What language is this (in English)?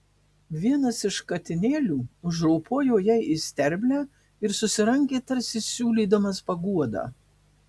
Lithuanian